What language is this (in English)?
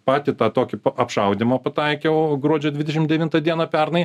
Lithuanian